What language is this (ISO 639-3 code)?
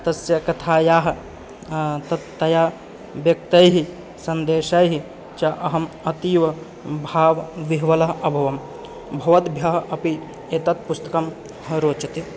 san